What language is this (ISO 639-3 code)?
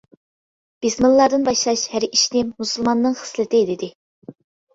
uig